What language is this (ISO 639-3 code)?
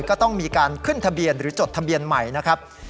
tha